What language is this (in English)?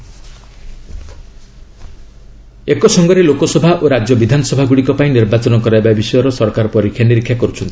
Odia